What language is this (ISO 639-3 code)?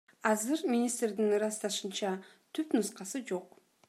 kir